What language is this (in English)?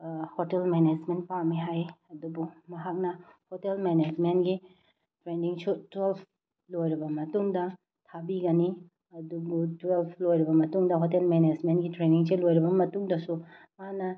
Manipuri